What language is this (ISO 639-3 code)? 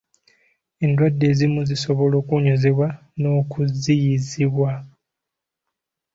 lug